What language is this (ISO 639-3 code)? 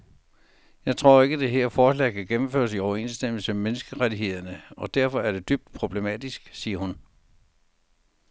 dan